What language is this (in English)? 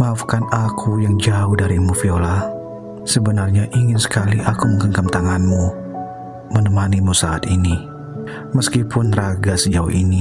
Indonesian